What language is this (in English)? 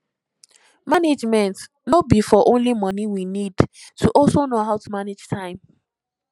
Nigerian Pidgin